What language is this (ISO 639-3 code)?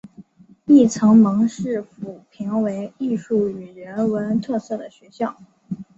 zho